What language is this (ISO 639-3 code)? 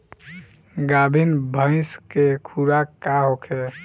bho